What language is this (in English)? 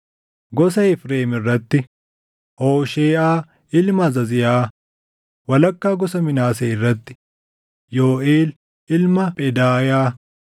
Oromo